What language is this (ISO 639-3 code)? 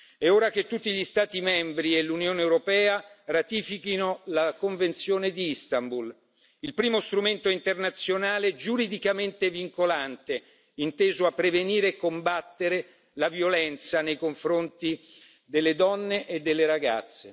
ita